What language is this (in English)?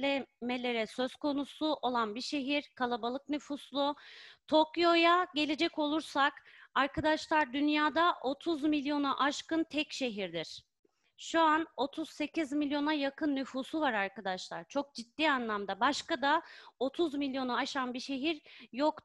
Turkish